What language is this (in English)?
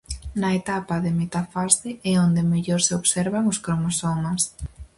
Galician